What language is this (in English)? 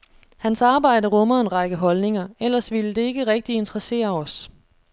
Danish